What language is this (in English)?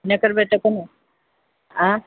Maithili